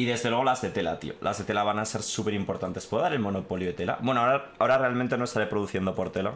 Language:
Spanish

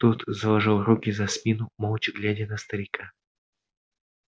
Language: Russian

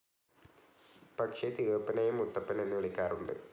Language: Malayalam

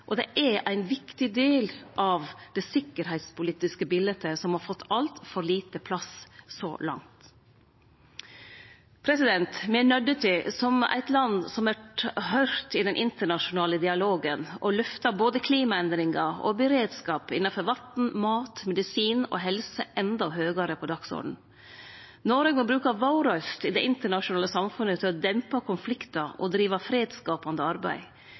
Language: Norwegian Nynorsk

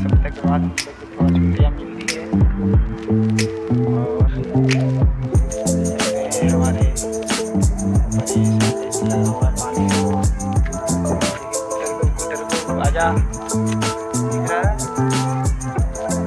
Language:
Hindi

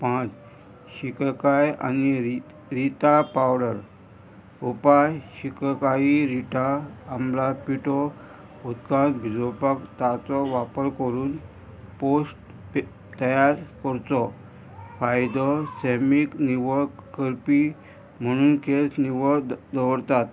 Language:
Konkani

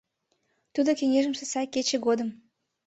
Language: Mari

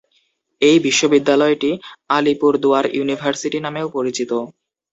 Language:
Bangla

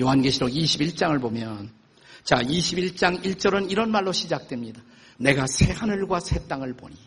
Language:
Korean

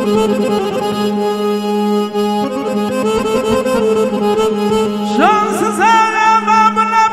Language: Arabic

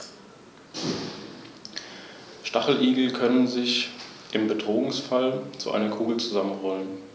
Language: German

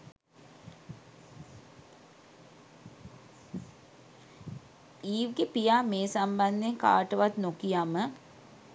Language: Sinhala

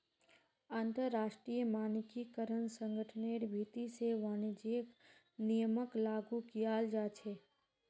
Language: Magahi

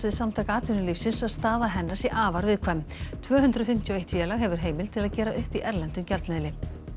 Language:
Icelandic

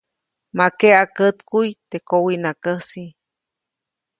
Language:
Copainalá Zoque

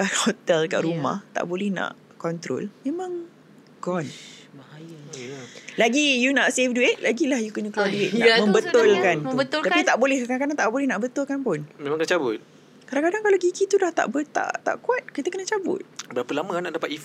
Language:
Malay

